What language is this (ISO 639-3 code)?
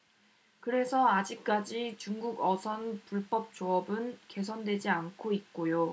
kor